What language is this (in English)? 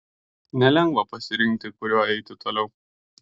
Lithuanian